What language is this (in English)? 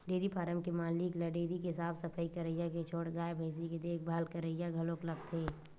Chhattisgarhi